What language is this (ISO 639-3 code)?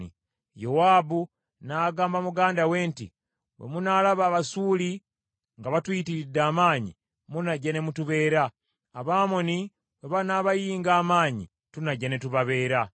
lug